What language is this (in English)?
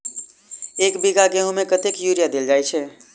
Maithili